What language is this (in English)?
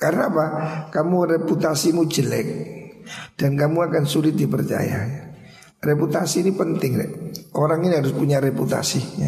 Indonesian